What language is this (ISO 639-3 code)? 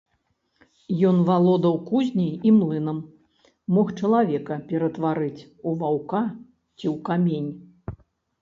bel